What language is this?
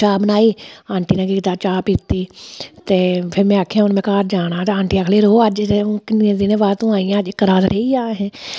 Dogri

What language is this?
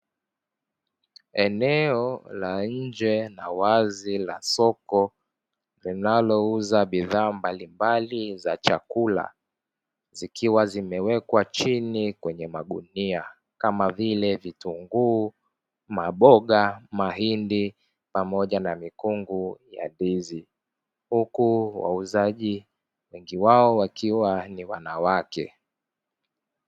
Swahili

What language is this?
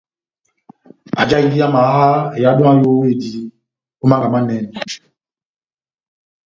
Batanga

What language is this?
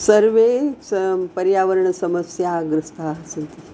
Sanskrit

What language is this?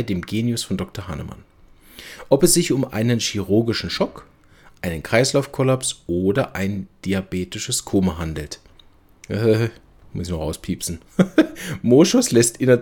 German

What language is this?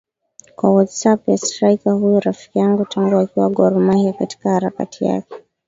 Swahili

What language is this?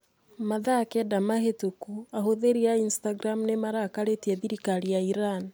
Kikuyu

